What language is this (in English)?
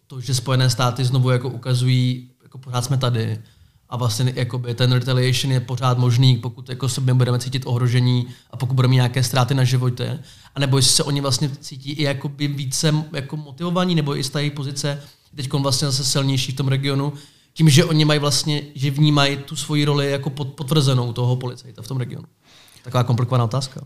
Czech